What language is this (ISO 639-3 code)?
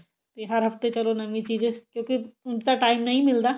pan